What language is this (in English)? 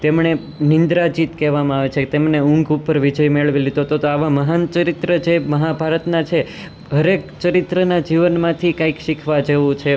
Gujarati